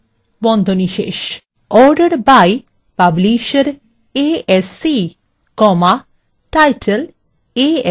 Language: Bangla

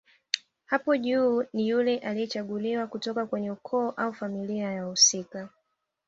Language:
Swahili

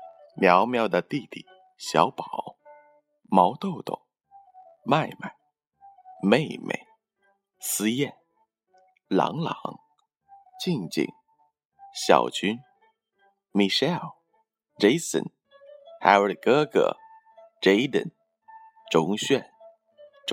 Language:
Chinese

